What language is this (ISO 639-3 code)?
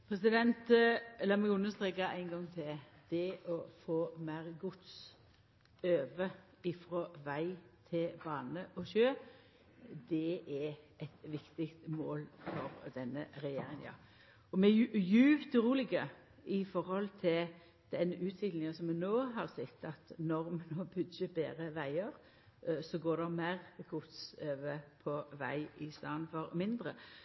nno